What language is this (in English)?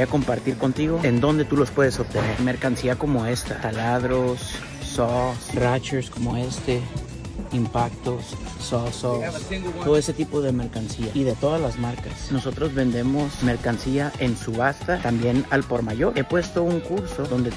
Spanish